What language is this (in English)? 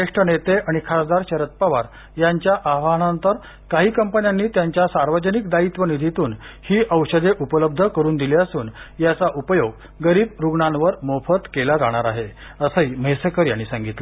Marathi